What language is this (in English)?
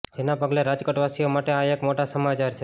Gujarati